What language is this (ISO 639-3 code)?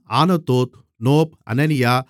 tam